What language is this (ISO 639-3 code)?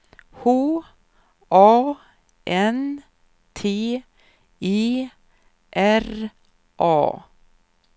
swe